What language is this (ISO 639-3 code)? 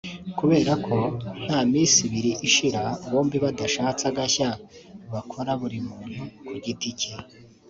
kin